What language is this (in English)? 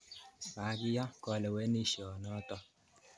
Kalenjin